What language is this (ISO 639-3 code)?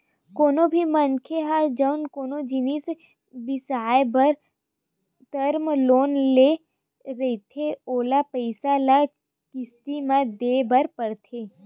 hne